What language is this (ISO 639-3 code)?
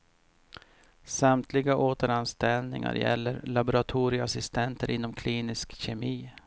swe